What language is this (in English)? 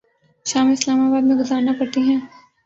Urdu